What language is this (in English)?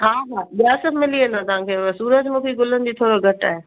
Sindhi